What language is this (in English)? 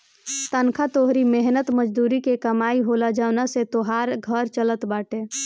Bhojpuri